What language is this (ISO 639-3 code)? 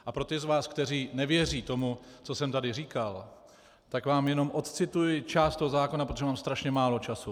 ces